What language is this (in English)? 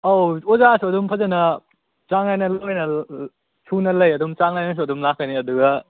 Manipuri